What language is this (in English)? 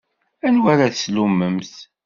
Kabyle